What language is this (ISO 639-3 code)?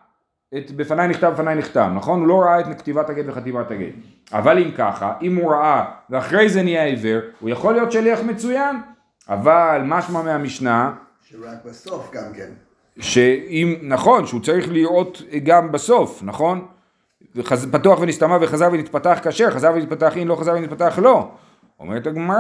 heb